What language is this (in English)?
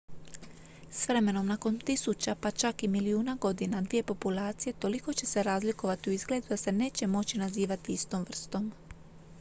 Croatian